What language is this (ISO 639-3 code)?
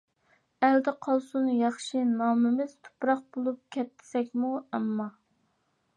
uig